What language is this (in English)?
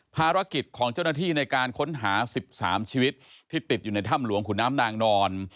Thai